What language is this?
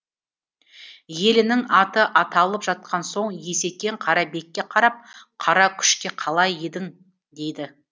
Kazakh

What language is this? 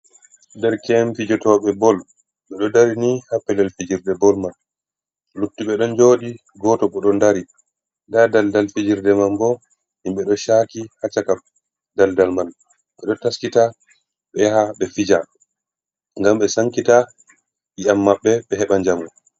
Fula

